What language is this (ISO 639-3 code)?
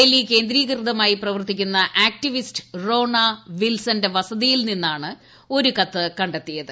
mal